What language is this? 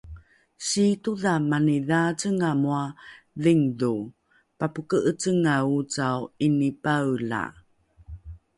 Rukai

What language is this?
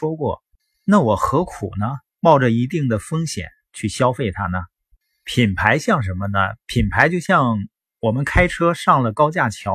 Chinese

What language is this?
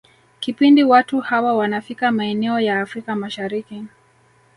Swahili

